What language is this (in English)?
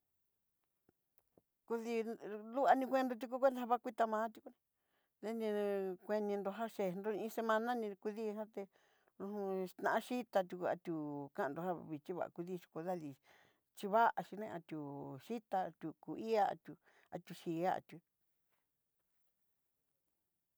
Southeastern Nochixtlán Mixtec